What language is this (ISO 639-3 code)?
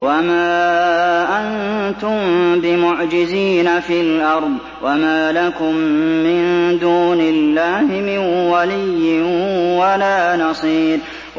ara